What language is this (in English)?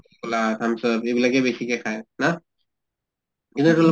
Assamese